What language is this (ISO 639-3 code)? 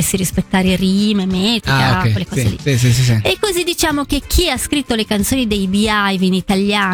ita